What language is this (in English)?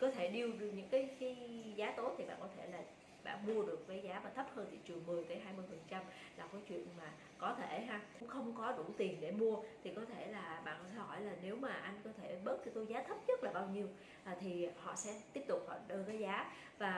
Vietnamese